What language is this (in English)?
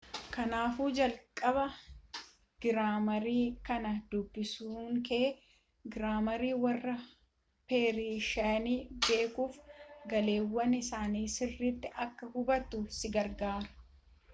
Oromo